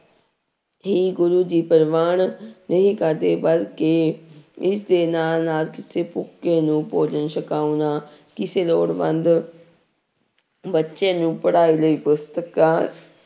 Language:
Punjabi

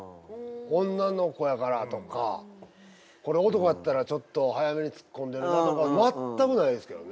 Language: Japanese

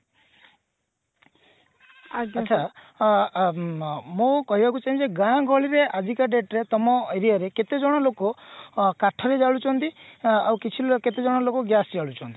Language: Odia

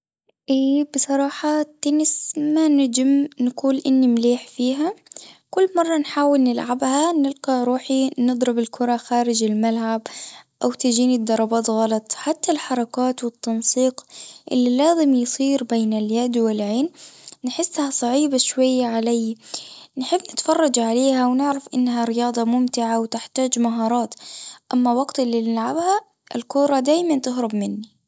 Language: Tunisian Arabic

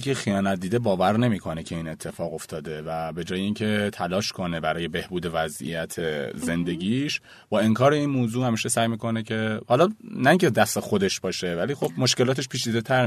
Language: Persian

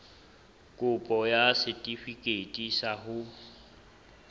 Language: Southern Sotho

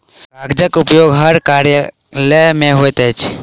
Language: Maithili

